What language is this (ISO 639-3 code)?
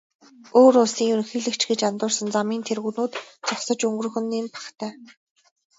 mon